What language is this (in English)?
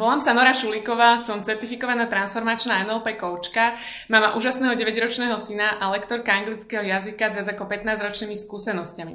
Slovak